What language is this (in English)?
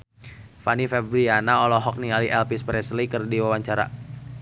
Sundanese